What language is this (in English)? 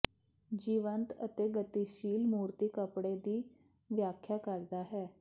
Punjabi